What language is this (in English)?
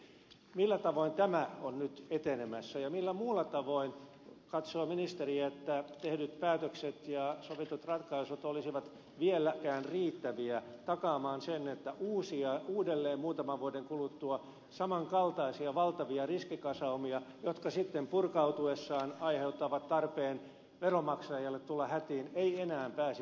Finnish